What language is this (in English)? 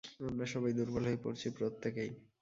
Bangla